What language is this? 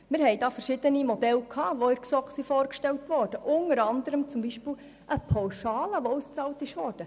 Swiss German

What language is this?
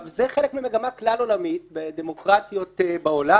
Hebrew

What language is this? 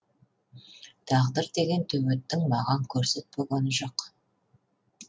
Kazakh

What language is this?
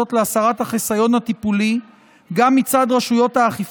Hebrew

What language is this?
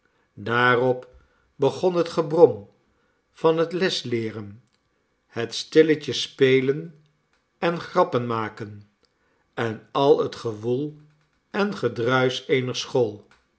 Dutch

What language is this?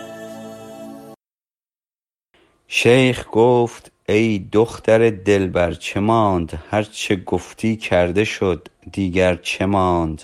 Persian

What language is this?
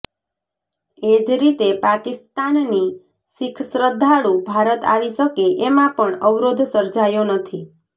Gujarati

